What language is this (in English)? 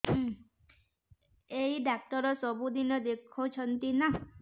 Odia